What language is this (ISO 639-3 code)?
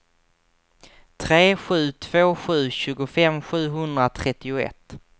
swe